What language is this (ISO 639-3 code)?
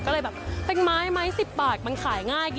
tha